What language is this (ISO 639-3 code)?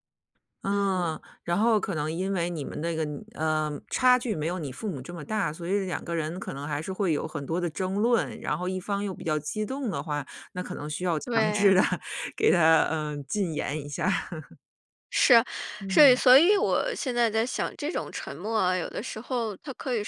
zho